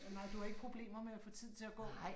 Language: Danish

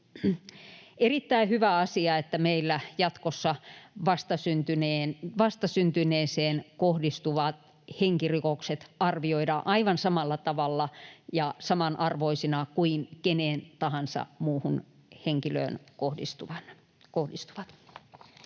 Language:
Finnish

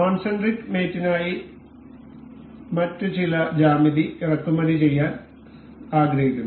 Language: Malayalam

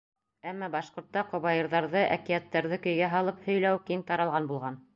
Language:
Bashkir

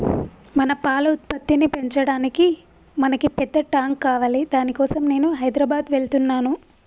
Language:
Telugu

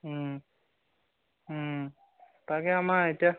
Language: Assamese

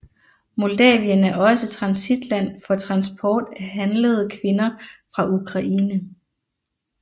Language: Danish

